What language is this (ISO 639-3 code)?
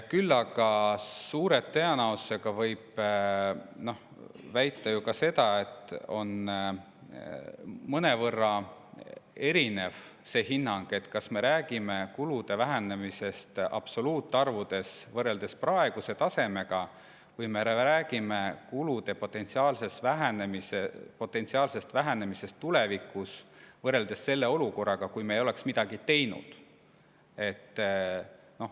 est